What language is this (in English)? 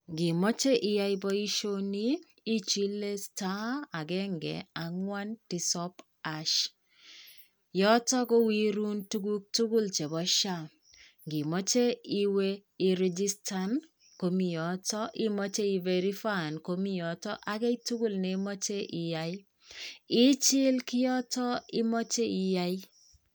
Kalenjin